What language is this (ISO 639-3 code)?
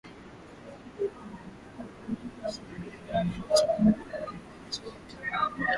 swa